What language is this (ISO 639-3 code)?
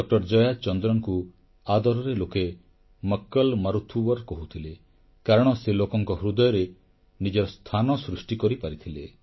ori